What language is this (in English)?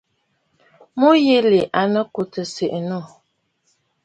Bafut